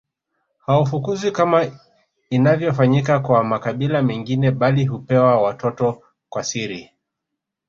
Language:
Swahili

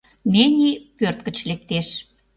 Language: Mari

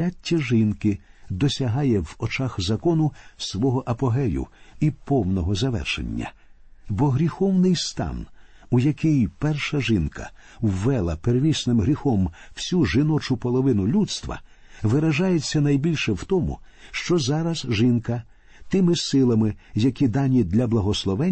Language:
Ukrainian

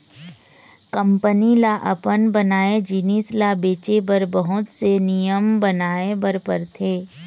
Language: Chhattisgarhi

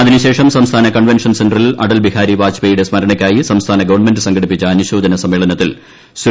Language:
Malayalam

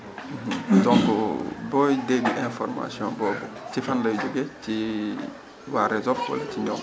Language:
Wolof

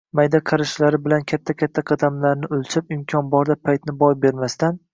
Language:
Uzbek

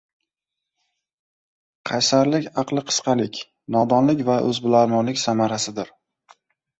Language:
Uzbek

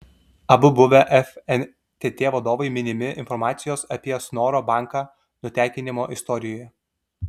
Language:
Lithuanian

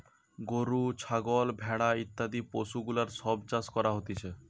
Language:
Bangla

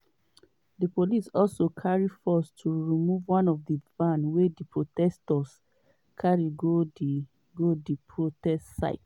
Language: Nigerian Pidgin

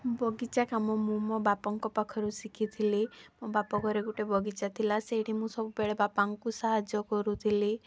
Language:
Odia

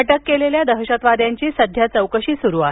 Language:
Marathi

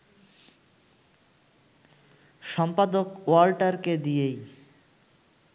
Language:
Bangla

